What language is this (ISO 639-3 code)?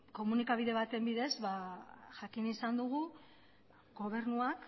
eus